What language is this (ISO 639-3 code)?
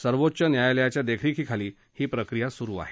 mar